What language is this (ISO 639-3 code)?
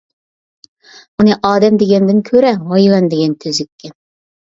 uig